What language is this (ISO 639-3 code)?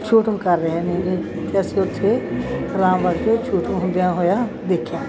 pan